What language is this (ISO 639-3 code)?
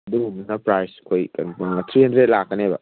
mni